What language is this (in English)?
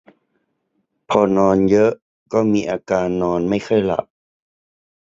Thai